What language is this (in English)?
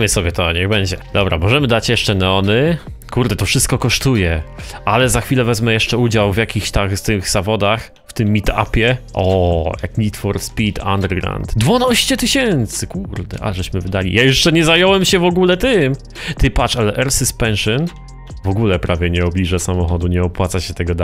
Polish